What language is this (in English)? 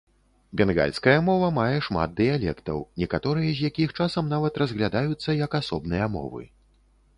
Belarusian